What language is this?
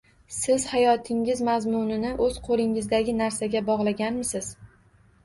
Uzbek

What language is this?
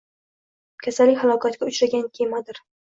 Uzbek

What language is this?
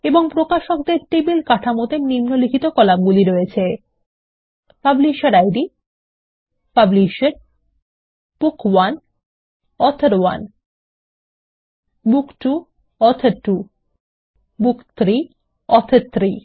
Bangla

